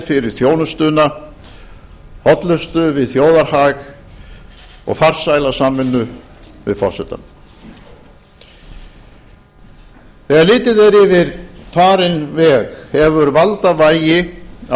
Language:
Icelandic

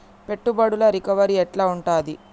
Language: Telugu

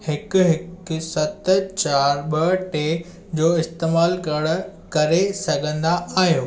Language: Sindhi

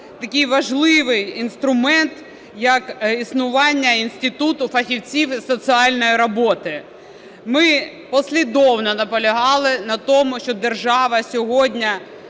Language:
Ukrainian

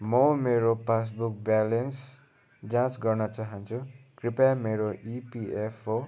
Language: Nepali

